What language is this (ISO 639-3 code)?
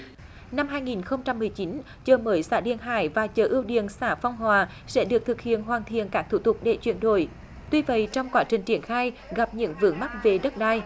vie